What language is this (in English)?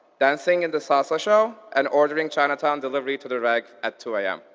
English